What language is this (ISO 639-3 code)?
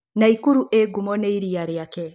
kik